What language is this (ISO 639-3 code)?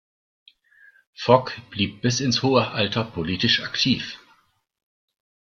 deu